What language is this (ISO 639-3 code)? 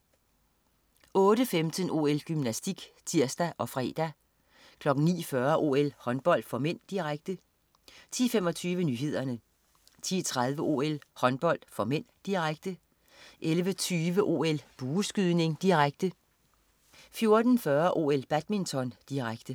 dan